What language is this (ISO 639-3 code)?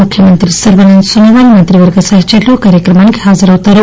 tel